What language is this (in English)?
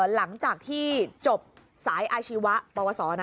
Thai